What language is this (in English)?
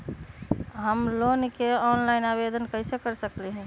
Magahi